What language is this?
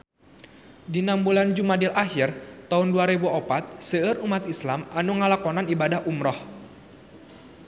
Sundanese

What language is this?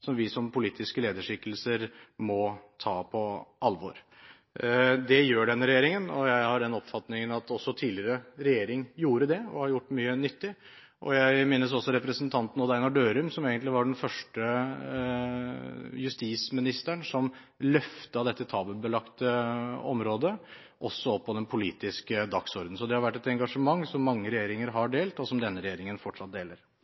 Norwegian Bokmål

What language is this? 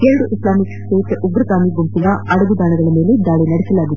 Kannada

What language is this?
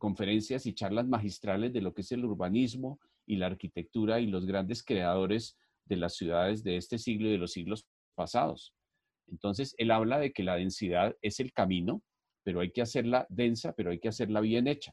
Spanish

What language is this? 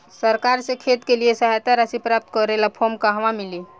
Bhojpuri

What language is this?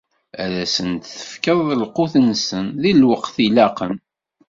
Kabyle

